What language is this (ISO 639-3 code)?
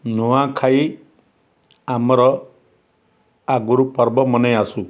ori